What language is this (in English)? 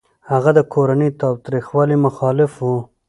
Pashto